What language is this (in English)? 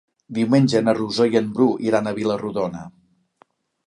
Catalan